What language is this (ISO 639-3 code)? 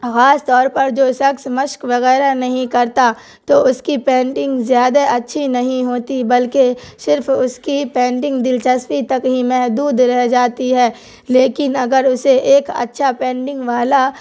urd